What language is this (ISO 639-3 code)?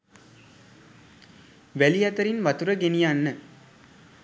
sin